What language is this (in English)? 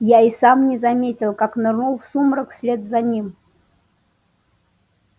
Russian